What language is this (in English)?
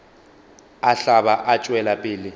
Northern Sotho